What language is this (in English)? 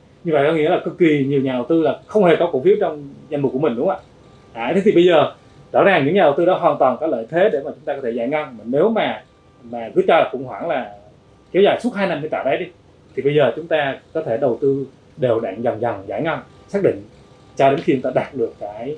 Vietnamese